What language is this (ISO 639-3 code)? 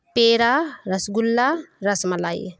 urd